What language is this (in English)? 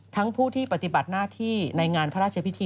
Thai